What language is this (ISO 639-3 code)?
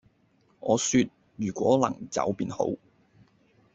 yue